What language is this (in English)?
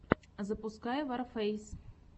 Russian